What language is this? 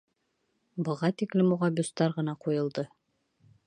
Bashkir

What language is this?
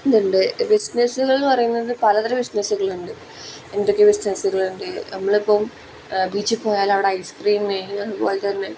Malayalam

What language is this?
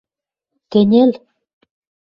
Western Mari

